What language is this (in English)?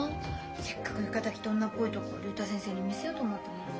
Japanese